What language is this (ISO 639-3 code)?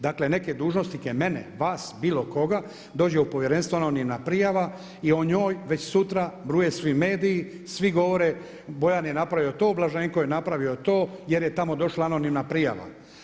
hrv